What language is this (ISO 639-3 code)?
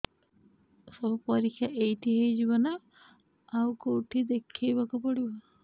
ori